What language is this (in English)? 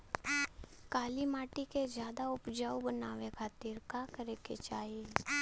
Bhojpuri